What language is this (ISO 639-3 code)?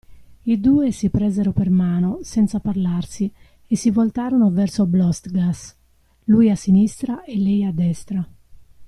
ita